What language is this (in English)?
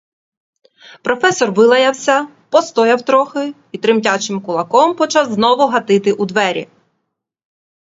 Ukrainian